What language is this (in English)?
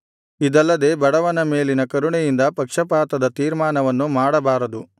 Kannada